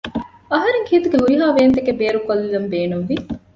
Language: Divehi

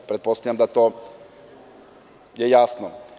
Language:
Serbian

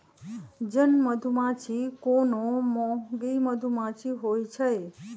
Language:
Magahi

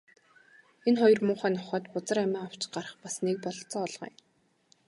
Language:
Mongolian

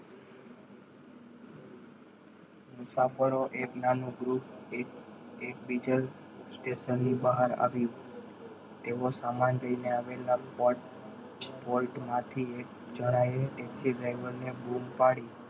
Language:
Gujarati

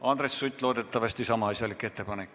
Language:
Estonian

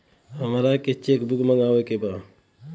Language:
Bhojpuri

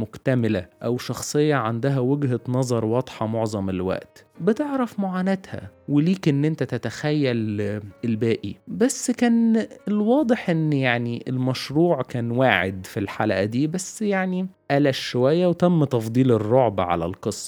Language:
Arabic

